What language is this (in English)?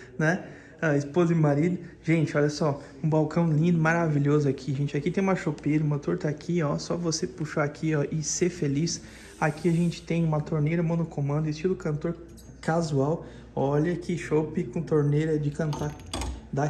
Portuguese